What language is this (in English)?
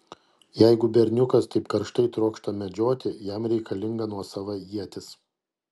Lithuanian